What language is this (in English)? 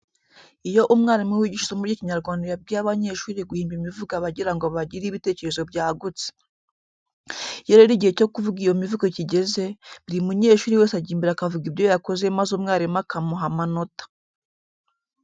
Kinyarwanda